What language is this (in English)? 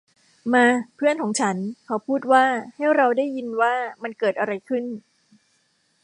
Thai